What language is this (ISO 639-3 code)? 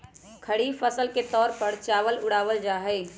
mag